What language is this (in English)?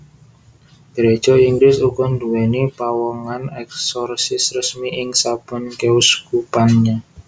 Javanese